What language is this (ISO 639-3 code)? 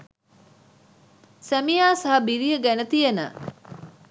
sin